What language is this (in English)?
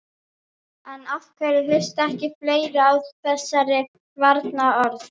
Icelandic